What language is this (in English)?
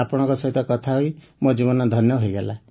Odia